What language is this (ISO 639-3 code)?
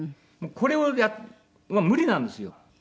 jpn